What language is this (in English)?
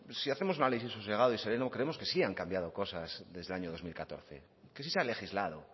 Spanish